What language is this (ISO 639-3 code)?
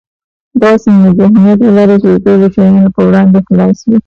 pus